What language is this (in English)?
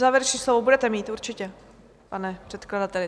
Czech